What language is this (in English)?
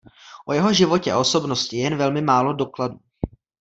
Czech